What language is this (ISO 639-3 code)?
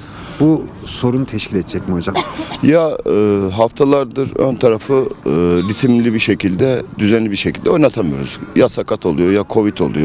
tur